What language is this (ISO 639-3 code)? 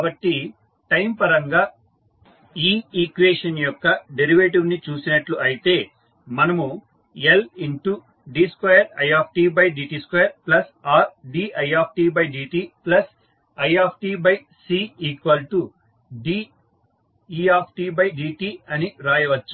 tel